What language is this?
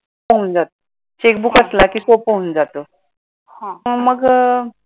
Marathi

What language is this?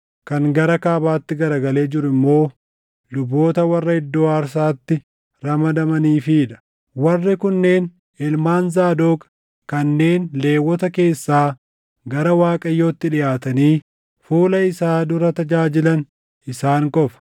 Oromo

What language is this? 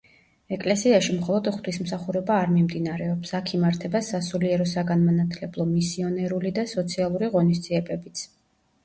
Georgian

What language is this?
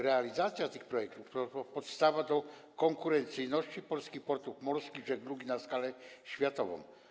Polish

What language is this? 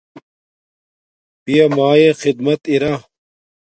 Domaaki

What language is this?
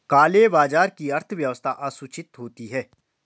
Hindi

